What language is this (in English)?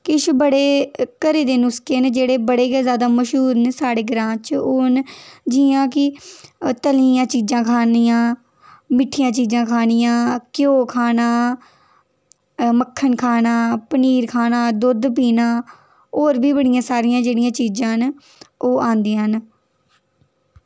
Dogri